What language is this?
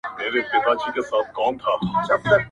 Pashto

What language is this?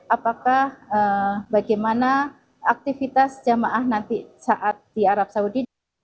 Indonesian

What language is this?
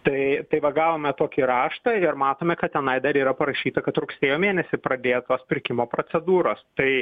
Lithuanian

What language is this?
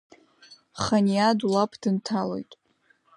Abkhazian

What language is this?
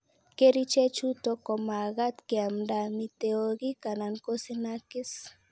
Kalenjin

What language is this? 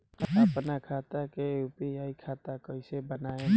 Bhojpuri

